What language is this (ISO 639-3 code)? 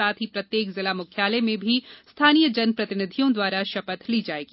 hin